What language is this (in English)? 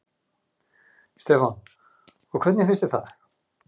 Icelandic